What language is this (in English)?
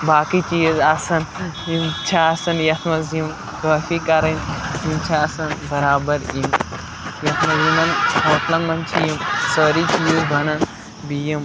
Kashmiri